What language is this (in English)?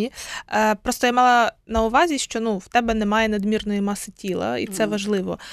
Ukrainian